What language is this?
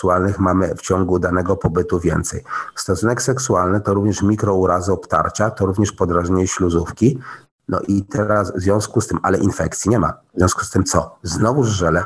Polish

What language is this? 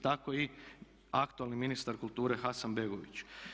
Croatian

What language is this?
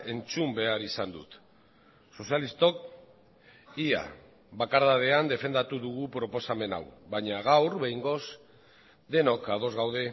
Basque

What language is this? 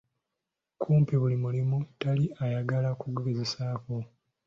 Ganda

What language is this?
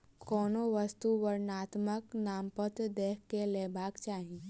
Maithili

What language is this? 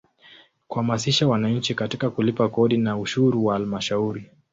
Swahili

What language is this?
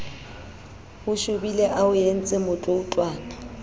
Southern Sotho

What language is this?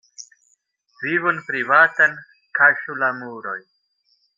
Esperanto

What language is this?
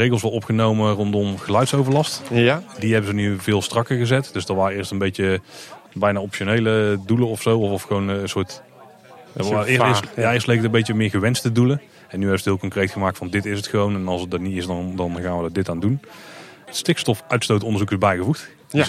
Dutch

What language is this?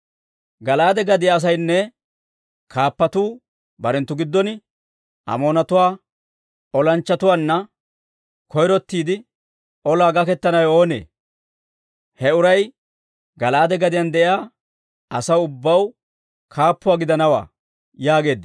Dawro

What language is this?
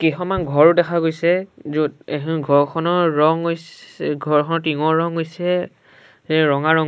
Assamese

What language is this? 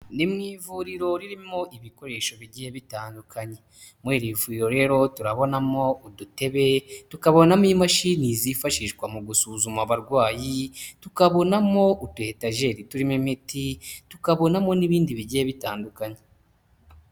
Kinyarwanda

